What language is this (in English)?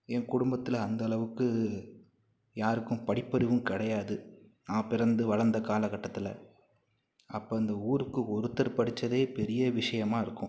Tamil